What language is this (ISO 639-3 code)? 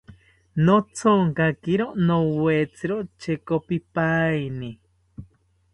cpy